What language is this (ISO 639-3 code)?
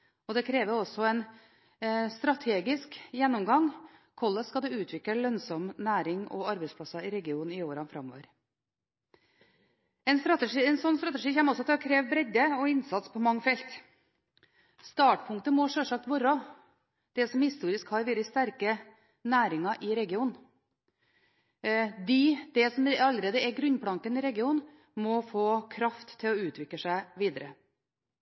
nob